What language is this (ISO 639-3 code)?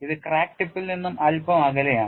mal